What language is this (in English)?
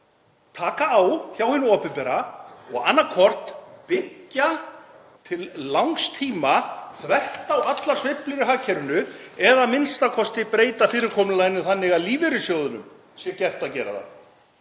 Icelandic